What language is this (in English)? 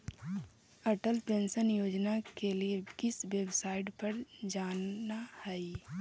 Magahi